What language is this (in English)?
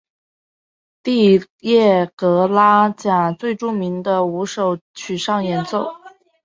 Chinese